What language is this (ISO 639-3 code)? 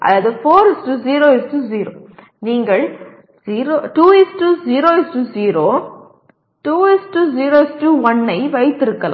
tam